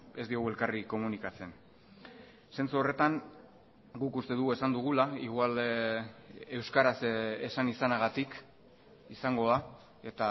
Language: Basque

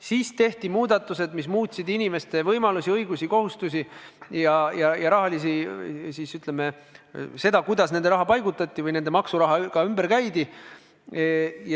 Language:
Estonian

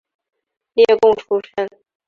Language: Chinese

